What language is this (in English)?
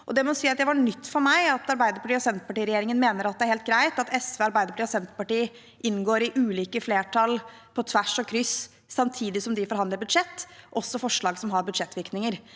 Norwegian